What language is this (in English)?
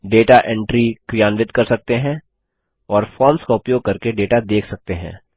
Hindi